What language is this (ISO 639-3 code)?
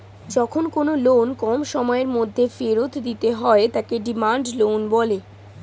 ben